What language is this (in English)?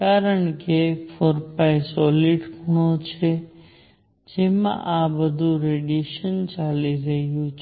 Gujarati